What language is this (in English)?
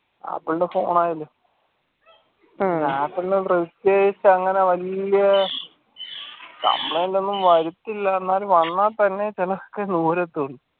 Malayalam